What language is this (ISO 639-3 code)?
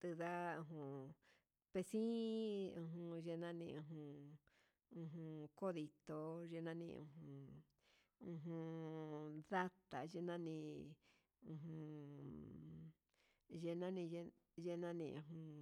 mxs